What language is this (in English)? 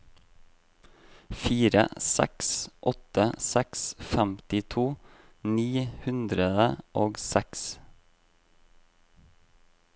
Norwegian